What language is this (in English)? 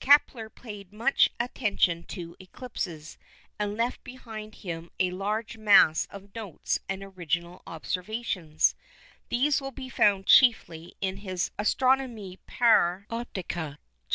English